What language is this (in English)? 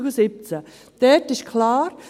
Swiss German